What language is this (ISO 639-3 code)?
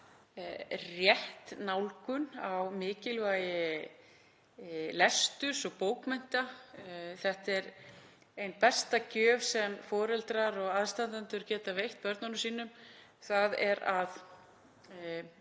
isl